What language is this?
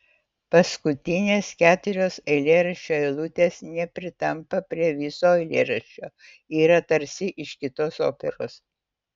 Lithuanian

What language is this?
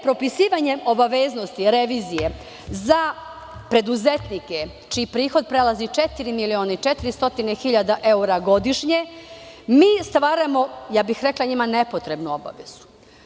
Serbian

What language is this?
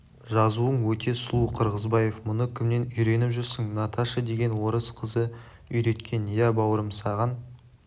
Kazakh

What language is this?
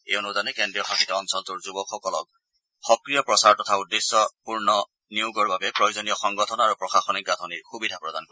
Assamese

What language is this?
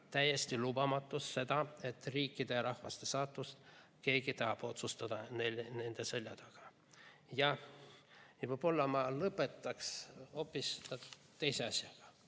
Estonian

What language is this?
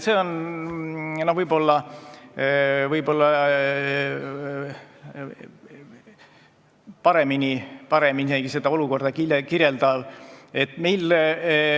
Estonian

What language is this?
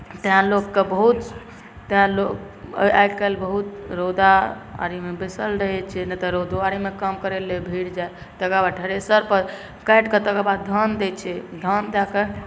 Maithili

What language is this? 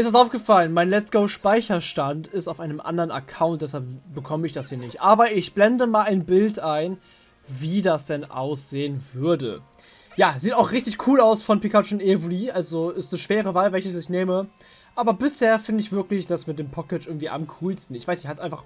German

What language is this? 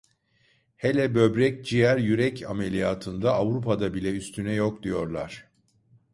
Turkish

